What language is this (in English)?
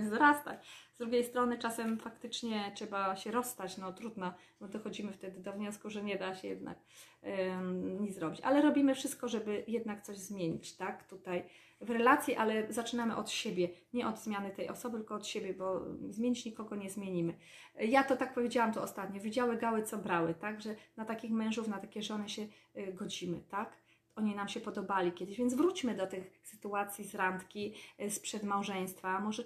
Polish